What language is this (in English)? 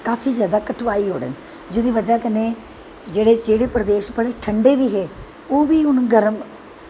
Dogri